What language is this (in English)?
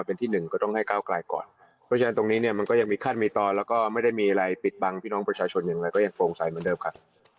Thai